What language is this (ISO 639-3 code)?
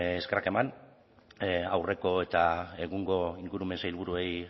eus